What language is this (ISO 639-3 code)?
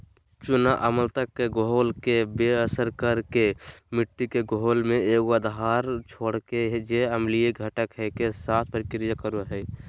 mag